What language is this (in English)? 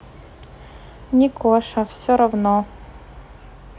Russian